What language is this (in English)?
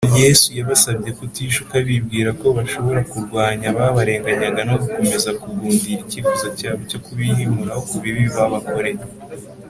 Kinyarwanda